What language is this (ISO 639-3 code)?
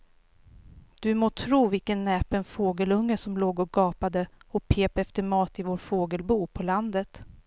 swe